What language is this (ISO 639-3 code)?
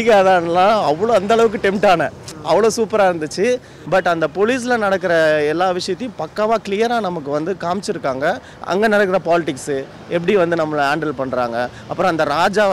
tam